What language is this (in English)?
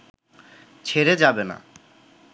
Bangla